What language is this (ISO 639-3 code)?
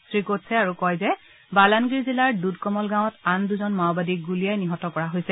asm